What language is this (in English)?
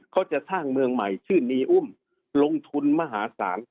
Thai